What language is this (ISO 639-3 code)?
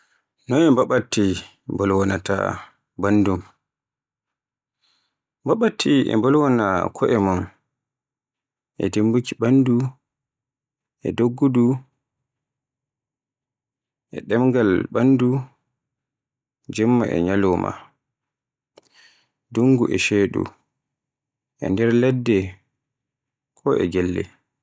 fue